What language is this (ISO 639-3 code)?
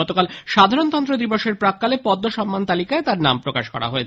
ben